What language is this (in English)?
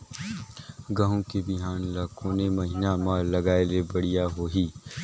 Chhattisgarhi